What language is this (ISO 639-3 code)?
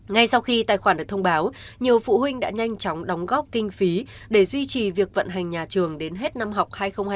vie